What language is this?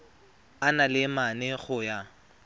Tswana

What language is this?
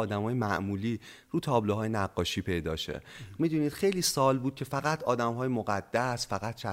Persian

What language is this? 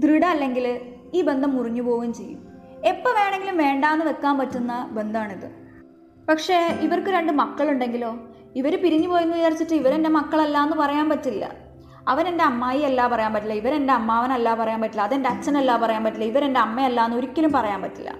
Malayalam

